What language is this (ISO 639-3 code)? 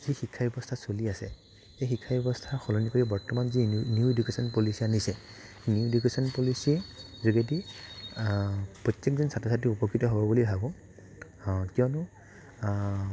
asm